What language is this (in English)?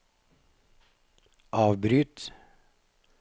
Norwegian